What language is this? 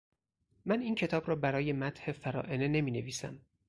Persian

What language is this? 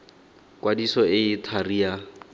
Tswana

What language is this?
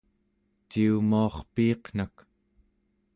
Central Yupik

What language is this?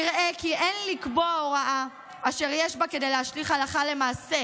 Hebrew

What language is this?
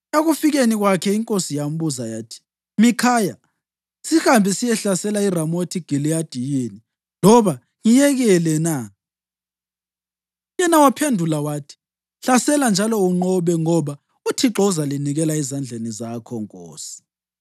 North Ndebele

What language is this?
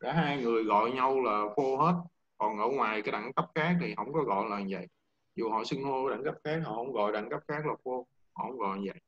Vietnamese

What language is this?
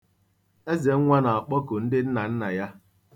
Igbo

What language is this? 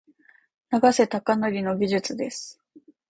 Japanese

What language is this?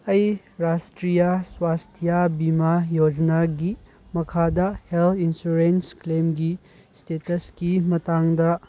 Manipuri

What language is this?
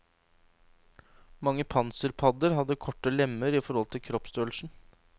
Norwegian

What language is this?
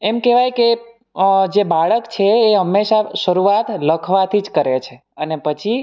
Gujarati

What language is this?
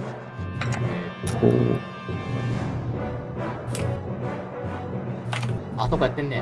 Japanese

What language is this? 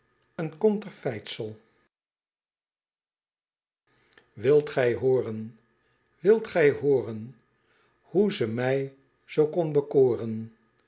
Dutch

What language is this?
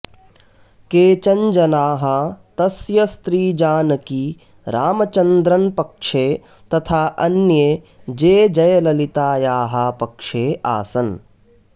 Sanskrit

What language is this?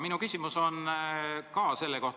Estonian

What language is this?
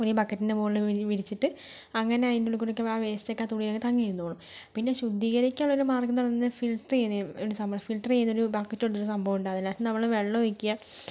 Malayalam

